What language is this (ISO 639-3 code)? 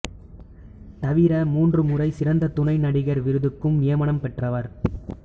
tam